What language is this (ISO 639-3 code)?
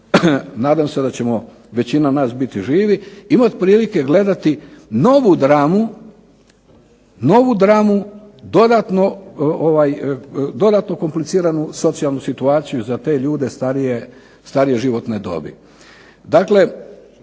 hrv